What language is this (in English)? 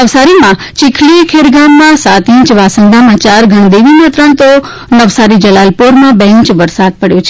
Gujarati